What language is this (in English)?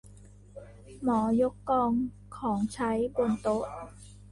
Thai